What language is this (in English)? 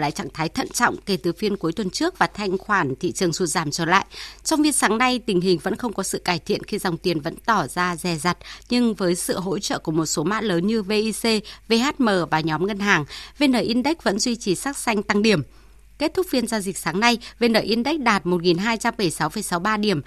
Vietnamese